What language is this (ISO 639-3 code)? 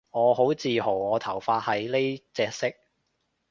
yue